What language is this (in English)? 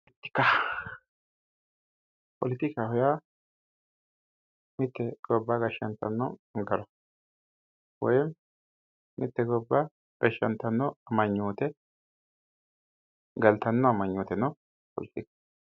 Sidamo